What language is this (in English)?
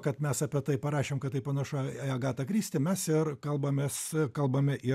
Lithuanian